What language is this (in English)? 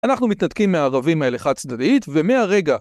Hebrew